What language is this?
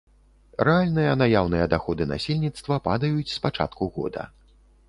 Belarusian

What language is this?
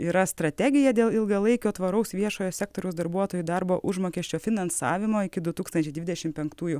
Lithuanian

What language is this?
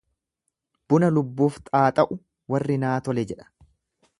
Oromo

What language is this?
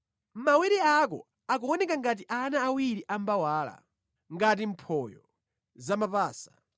Nyanja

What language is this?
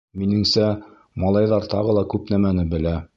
Bashkir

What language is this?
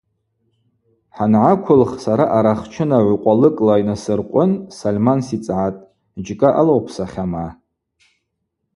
Abaza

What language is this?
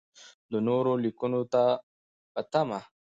Pashto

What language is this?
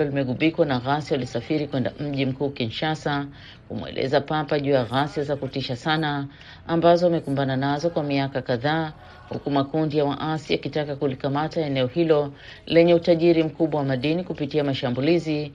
Swahili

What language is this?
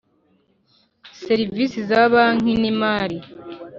Kinyarwanda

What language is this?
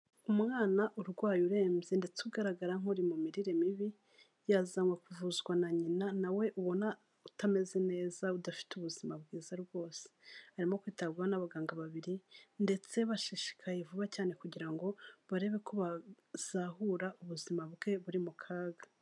Kinyarwanda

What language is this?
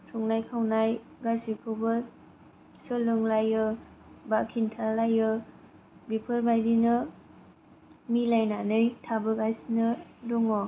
Bodo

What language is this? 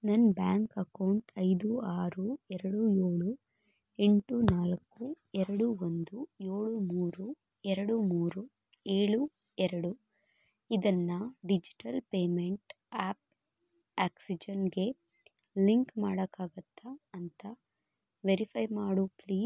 Kannada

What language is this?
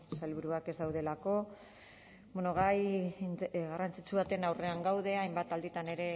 Basque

